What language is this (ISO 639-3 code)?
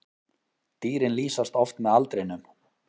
isl